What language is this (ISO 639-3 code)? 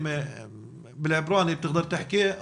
heb